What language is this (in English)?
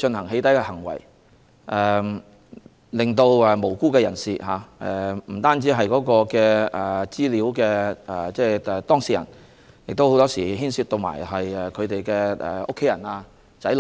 Cantonese